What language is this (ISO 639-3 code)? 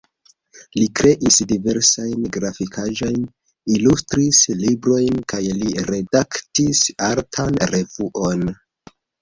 epo